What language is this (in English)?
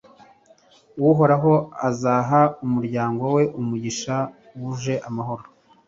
Kinyarwanda